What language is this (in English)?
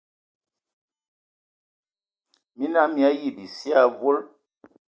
Ewondo